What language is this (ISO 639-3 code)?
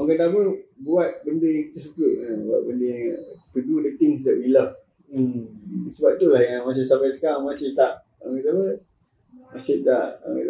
msa